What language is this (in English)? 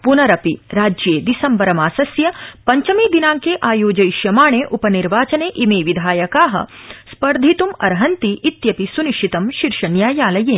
Sanskrit